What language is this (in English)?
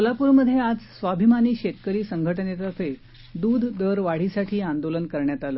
Marathi